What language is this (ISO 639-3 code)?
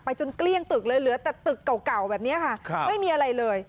tha